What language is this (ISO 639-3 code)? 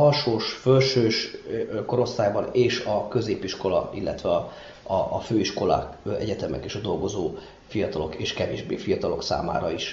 hun